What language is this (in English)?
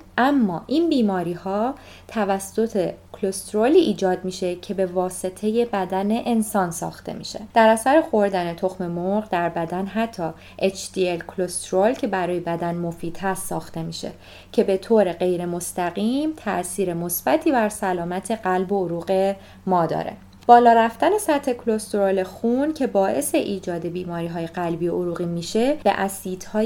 Persian